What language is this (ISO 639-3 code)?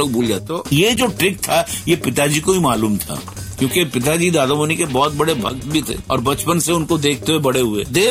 hin